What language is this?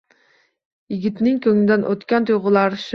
Uzbek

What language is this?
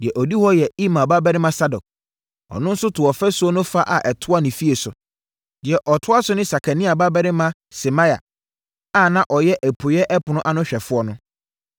Akan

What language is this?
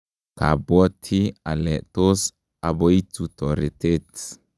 Kalenjin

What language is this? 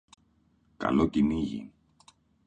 Greek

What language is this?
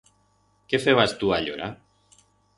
Aragonese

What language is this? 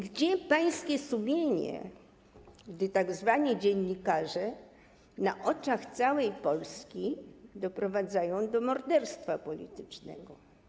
Polish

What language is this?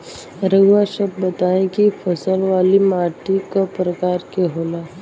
Bhojpuri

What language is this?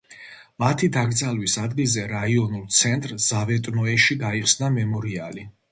Georgian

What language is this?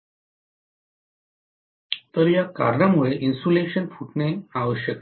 Marathi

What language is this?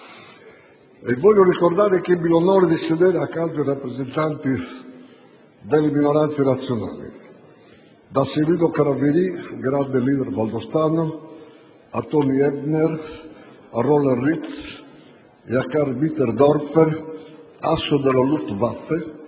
Italian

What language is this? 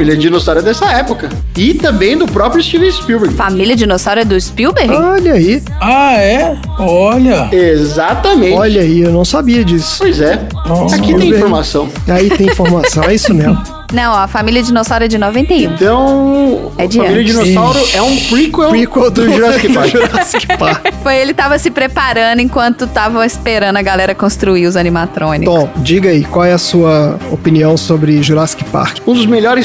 Portuguese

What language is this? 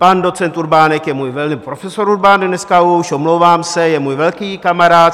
Czech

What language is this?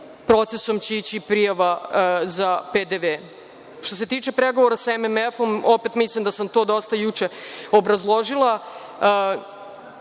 Serbian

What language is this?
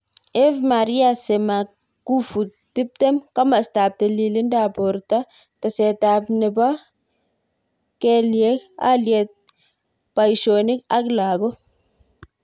Kalenjin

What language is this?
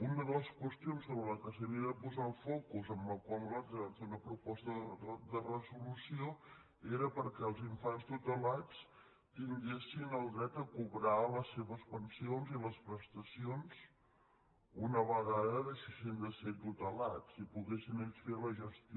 Catalan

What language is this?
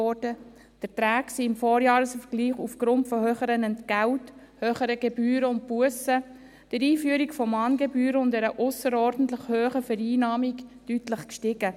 Swiss German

